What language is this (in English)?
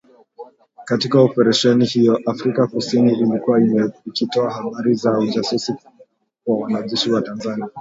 Swahili